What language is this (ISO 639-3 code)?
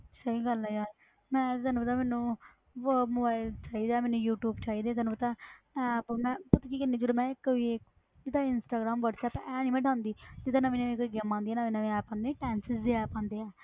pan